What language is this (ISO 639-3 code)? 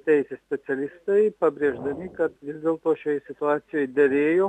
lit